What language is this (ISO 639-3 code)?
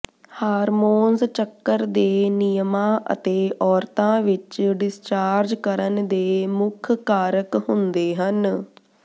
pan